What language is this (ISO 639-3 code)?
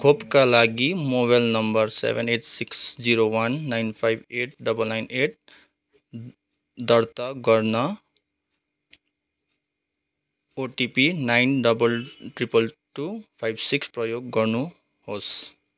nep